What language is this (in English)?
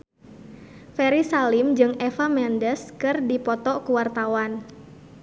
Sundanese